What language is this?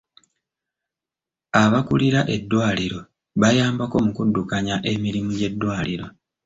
Ganda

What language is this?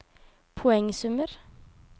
Norwegian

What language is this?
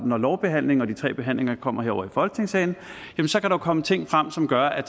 Danish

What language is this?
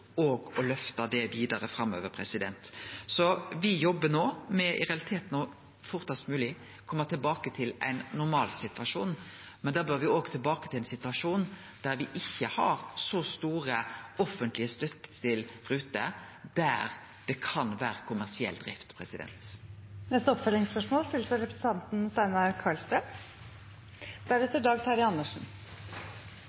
Norwegian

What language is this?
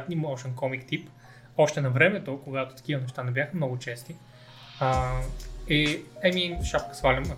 Bulgarian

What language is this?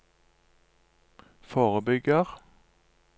Norwegian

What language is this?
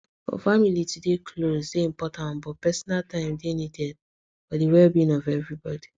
Nigerian Pidgin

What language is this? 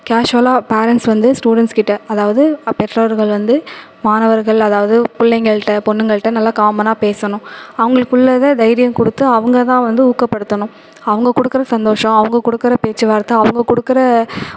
Tamil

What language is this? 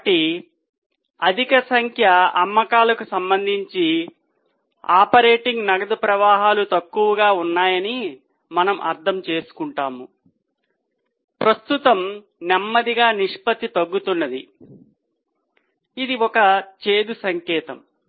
Telugu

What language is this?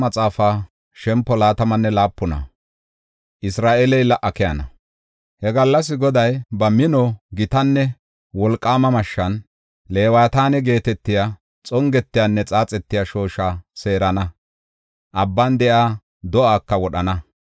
Gofa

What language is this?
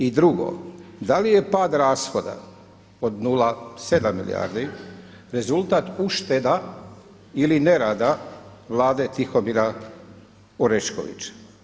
Croatian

